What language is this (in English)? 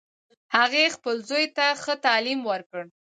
Pashto